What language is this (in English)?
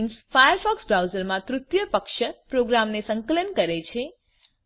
Gujarati